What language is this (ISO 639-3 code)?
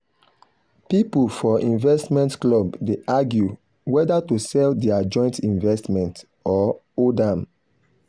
pcm